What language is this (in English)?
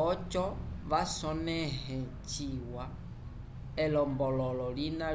Umbundu